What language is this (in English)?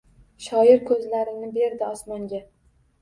Uzbek